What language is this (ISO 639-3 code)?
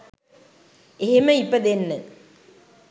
sin